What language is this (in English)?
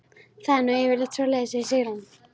Icelandic